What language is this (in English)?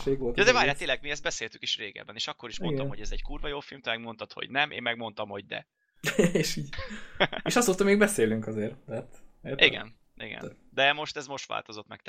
Hungarian